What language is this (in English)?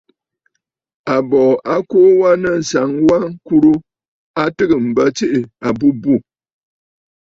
Bafut